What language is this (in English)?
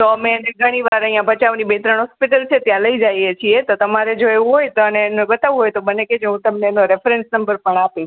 Gujarati